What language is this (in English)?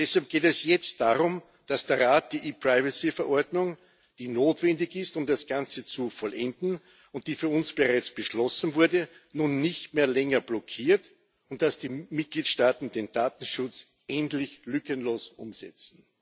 German